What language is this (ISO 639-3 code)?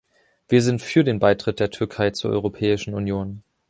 deu